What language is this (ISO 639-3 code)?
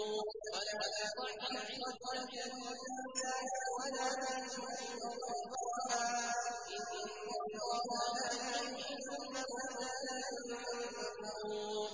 ara